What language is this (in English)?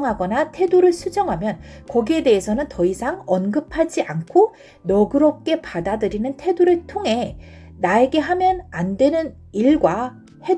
Korean